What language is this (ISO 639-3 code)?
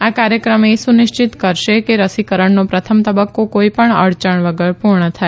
guj